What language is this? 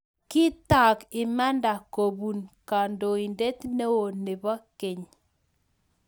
Kalenjin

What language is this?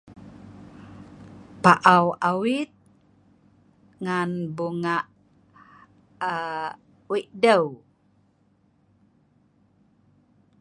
Sa'ban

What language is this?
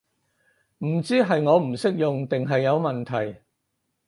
Cantonese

